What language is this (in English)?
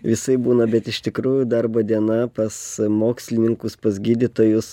Lithuanian